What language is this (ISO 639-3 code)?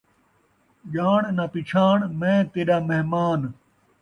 skr